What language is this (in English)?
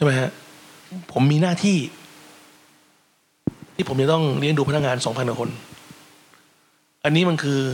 Thai